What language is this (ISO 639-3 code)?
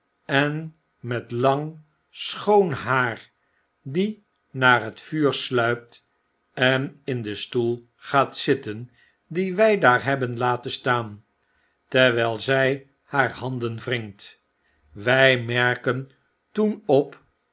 nld